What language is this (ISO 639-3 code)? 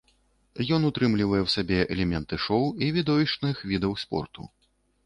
bel